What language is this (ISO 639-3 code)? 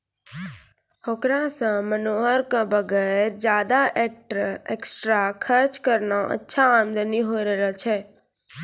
mai